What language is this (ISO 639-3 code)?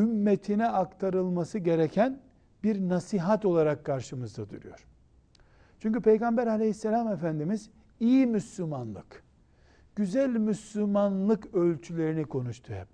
tur